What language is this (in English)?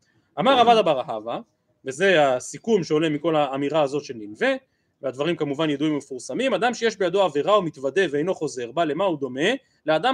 Hebrew